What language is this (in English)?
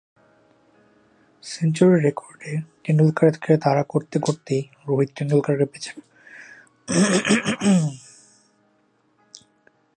Bangla